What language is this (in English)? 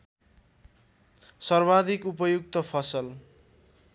Nepali